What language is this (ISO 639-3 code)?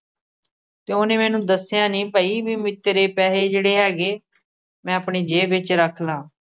pan